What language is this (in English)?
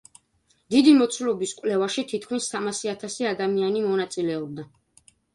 Georgian